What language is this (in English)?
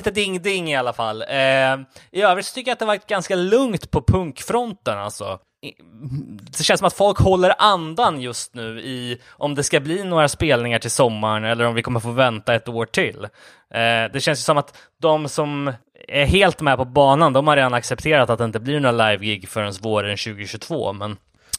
Swedish